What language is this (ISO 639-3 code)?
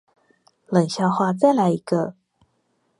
zho